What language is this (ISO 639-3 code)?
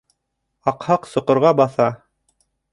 bak